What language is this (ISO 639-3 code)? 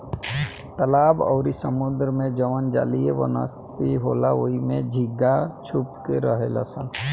bho